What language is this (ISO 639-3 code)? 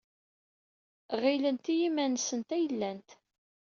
kab